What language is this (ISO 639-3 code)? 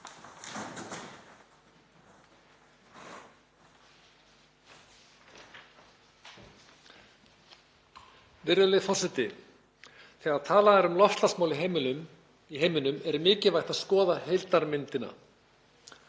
isl